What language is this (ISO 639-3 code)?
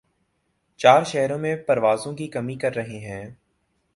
urd